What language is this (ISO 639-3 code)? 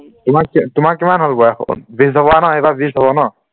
asm